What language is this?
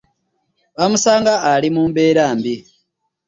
Ganda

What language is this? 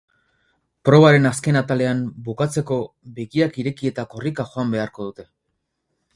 Basque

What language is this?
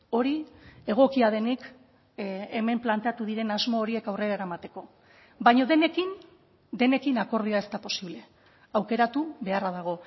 Basque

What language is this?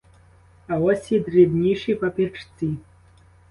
Ukrainian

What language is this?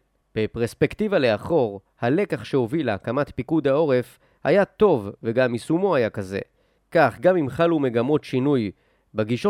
Hebrew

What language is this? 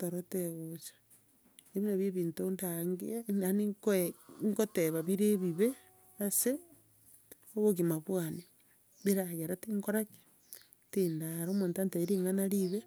Gusii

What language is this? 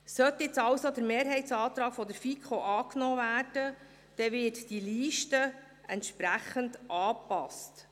Swiss German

